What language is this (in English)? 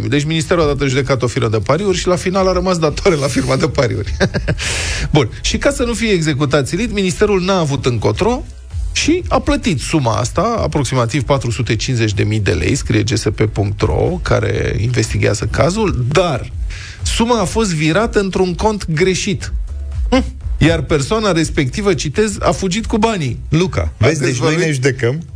Romanian